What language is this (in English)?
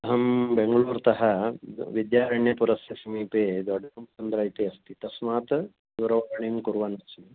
Sanskrit